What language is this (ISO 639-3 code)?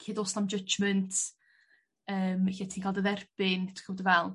cym